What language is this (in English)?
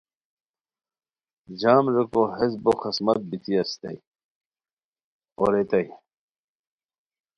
Khowar